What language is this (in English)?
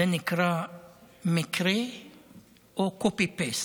Hebrew